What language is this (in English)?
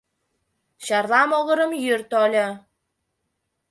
Mari